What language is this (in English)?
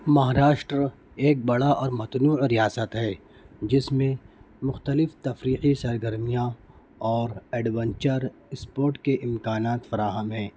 Urdu